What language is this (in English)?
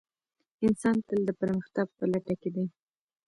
Pashto